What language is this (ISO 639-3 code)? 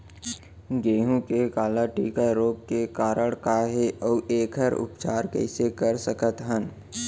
hne